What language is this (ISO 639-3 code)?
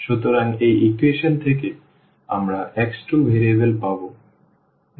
ben